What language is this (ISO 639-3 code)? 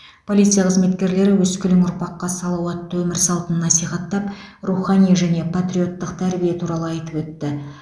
kaz